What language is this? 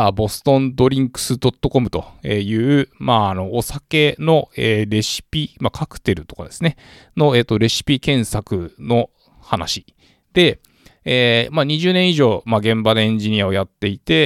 Japanese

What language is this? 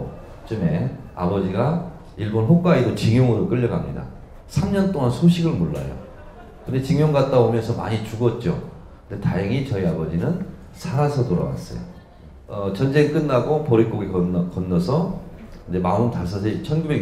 Korean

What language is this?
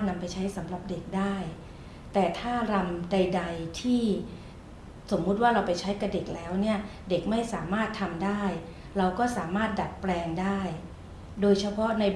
Thai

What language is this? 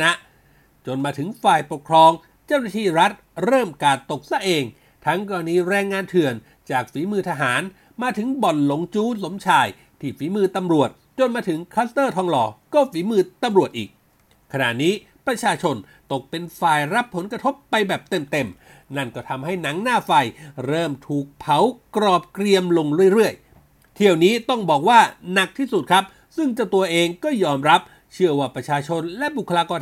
Thai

